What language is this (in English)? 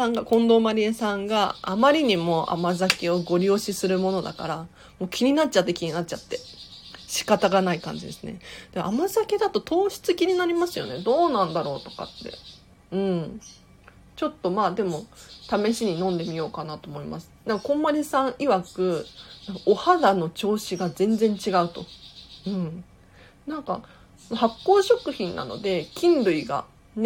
Japanese